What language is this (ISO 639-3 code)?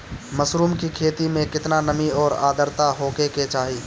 bho